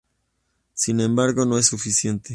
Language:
Spanish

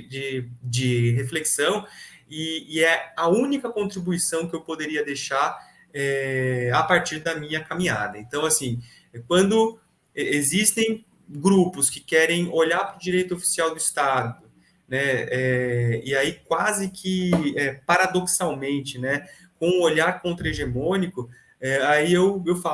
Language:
Portuguese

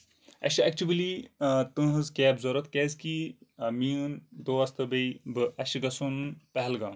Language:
Kashmiri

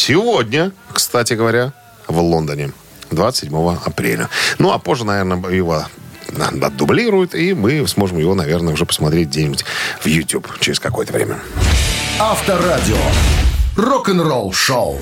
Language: Russian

